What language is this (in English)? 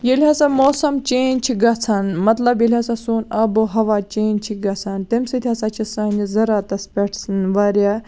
Kashmiri